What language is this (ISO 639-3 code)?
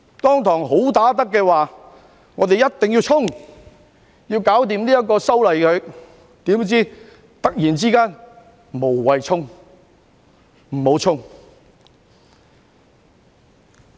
yue